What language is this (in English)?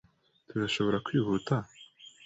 Kinyarwanda